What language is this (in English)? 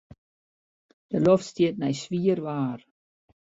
Western Frisian